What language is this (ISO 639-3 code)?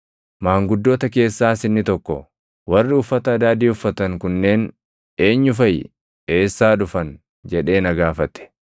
orm